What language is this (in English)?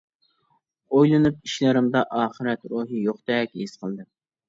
Uyghur